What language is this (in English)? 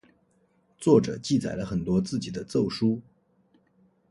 Chinese